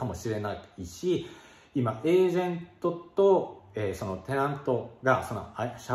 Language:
Japanese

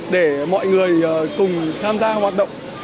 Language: Vietnamese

